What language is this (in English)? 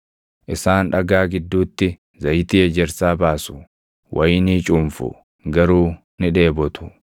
Oromo